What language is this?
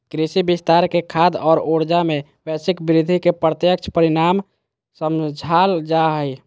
Magahi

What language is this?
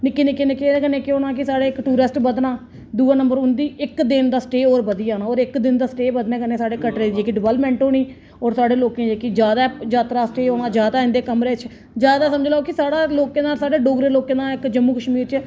Dogri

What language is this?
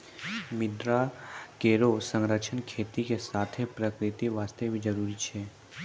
Maithili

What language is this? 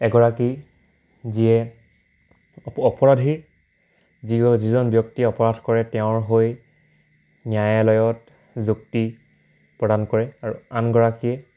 Assamese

